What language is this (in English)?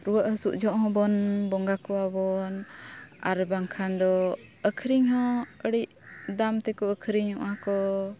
Santali